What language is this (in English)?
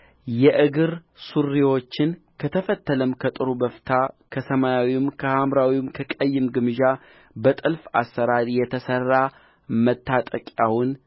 Amharic